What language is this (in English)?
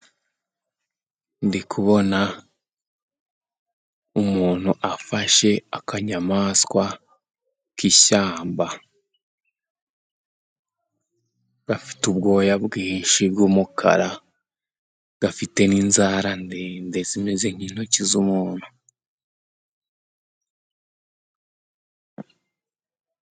Kinyarwanda